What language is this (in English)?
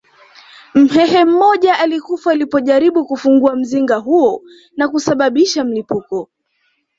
Swahili